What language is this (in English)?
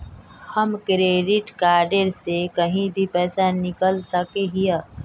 Magahi